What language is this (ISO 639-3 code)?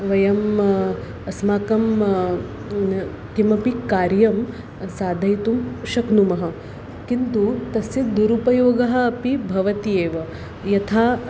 san